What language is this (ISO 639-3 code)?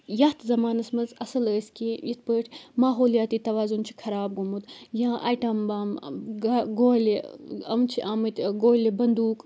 kas